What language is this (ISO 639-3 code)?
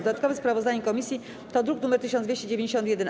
pol